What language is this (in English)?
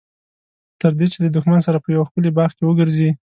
Pashto